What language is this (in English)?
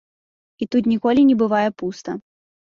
Belarusian